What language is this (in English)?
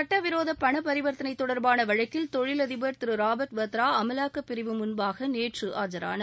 Tamil